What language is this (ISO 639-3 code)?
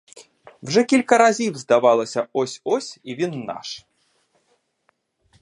ukr